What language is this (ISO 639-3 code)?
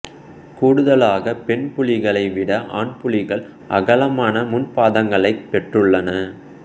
tam